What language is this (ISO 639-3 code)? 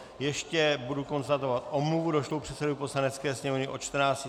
ces